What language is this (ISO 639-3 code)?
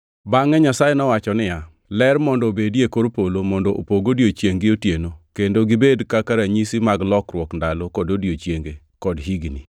luo